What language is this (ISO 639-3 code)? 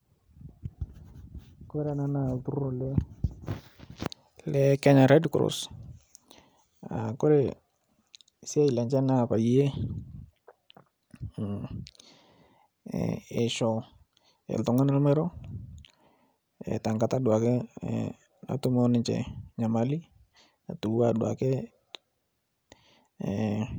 mas